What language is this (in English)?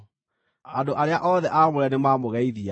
Kikuyu